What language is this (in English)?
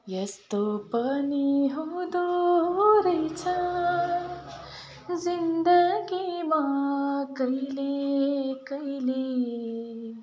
Nepali